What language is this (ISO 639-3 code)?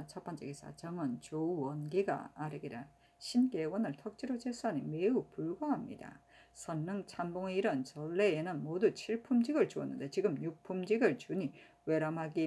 kor